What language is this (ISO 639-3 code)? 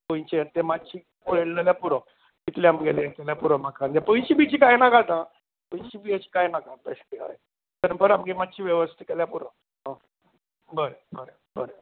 kok